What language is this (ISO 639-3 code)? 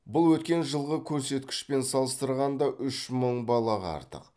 kaz